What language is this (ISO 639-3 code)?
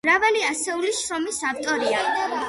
kat